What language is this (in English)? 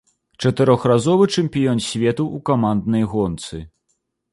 Belarusian